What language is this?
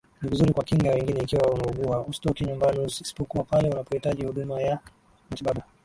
Swahili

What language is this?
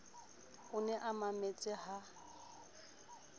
Southern Sotho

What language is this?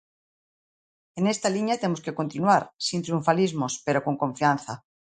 Galician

